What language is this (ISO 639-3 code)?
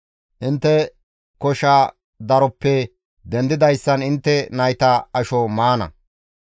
gmv